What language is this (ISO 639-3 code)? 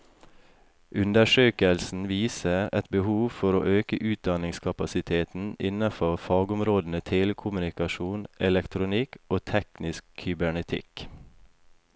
nor